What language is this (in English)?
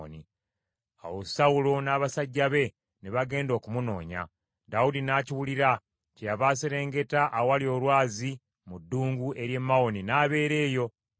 Ganda